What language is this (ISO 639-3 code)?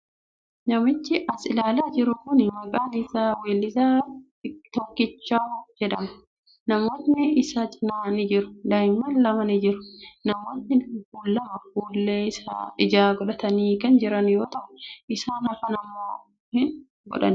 orm